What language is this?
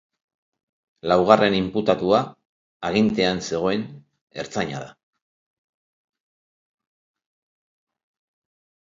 Basque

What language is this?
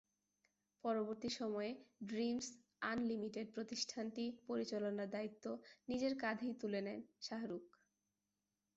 Bangla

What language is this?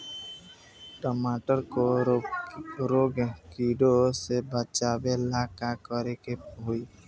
Bhojpuri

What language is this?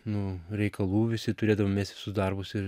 Lithuanian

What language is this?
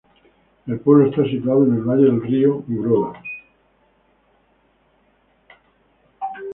Spanish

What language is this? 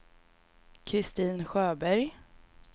Swedish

